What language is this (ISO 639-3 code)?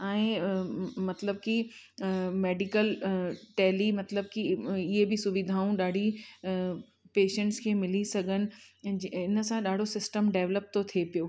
snd